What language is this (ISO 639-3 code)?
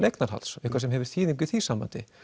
isl